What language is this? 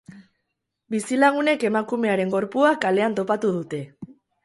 Basque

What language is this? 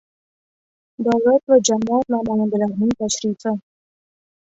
Uzbek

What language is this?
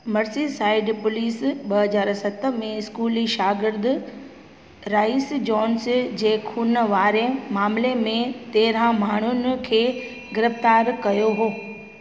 Sindhi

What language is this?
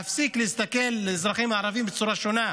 Hebrew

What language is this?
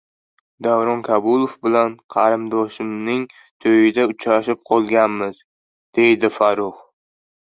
Uzbek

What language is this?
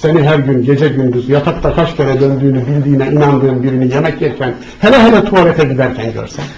Turkish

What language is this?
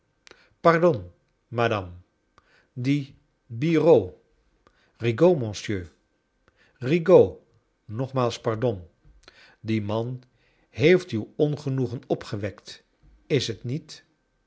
Dutch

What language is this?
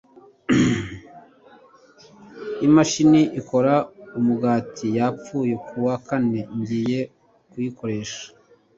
Kinyarwanda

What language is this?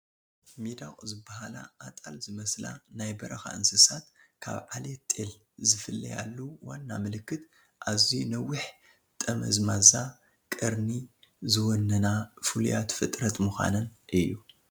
Tigrinya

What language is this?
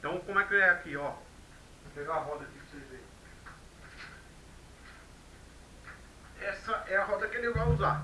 Portuguese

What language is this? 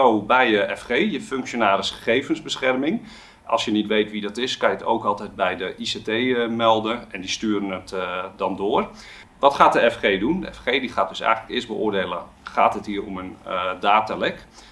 Dutch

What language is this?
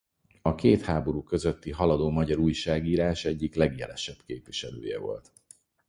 Hungarian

